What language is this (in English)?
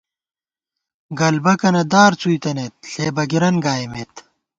Gawar-Bati